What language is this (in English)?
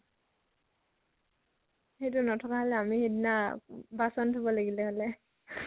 Assamese